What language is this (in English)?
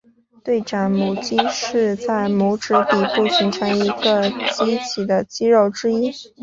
Chinese